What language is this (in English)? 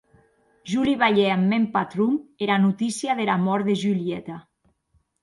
Occitan